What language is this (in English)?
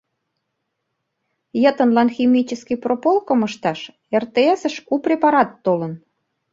Mari